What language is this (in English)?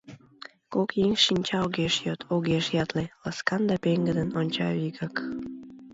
Mari